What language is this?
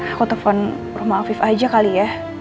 Indonesian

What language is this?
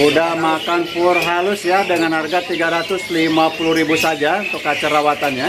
Indonesian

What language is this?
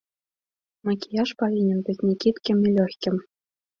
Belarusian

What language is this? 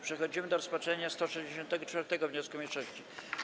Polish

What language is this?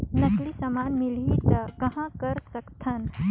Chhattisgarhi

